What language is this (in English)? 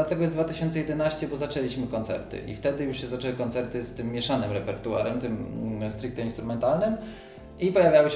Polish